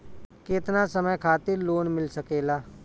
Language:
Bhojpuri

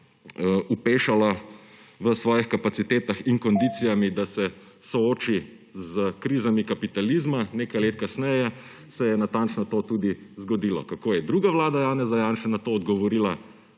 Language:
Slovenian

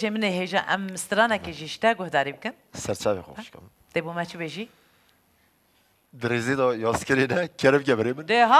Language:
Arabic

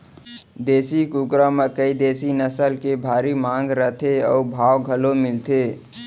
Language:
Chhattisgarhi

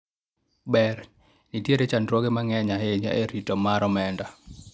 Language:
Luo (Kenya and Tanzania)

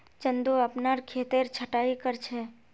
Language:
Magahi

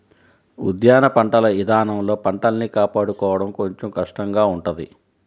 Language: Telugu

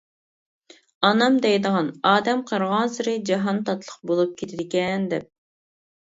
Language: Uyghur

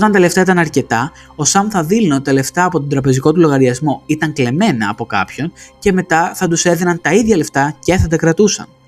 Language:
Greek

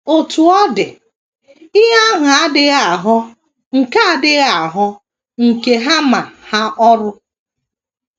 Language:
Igbo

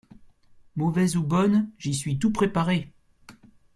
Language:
French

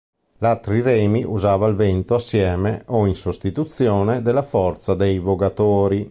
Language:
Italian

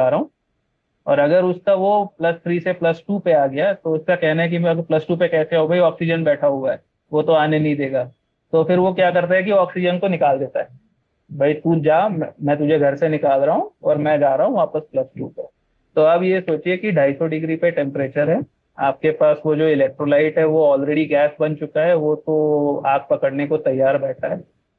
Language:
Hindi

